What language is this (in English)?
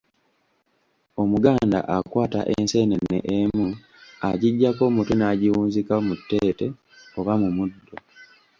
Ganda